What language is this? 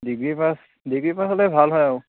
Assamese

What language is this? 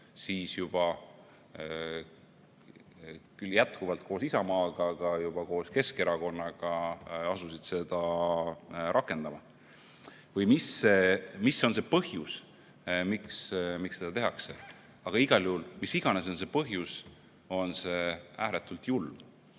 Estonian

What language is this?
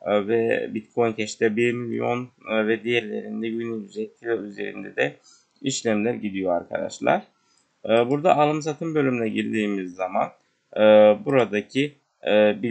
Turkish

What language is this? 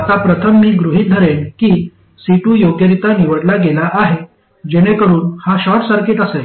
Marathi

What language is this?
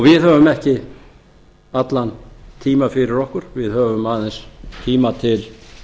Icelandic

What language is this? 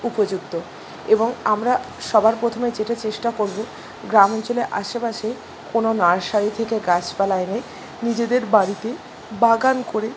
Bangla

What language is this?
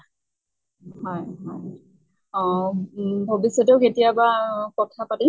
Assamese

